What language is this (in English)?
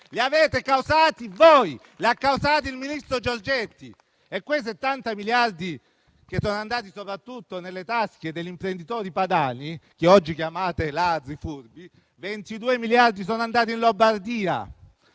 Italian